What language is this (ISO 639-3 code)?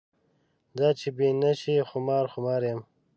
pus